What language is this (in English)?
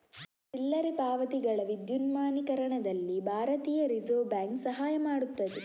Kannada